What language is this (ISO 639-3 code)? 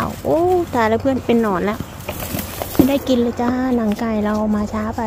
tha